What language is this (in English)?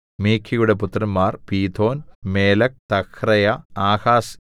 Malayalam